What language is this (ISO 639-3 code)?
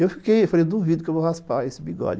por